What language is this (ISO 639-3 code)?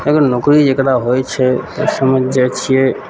mai